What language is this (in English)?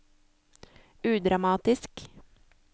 Norwegian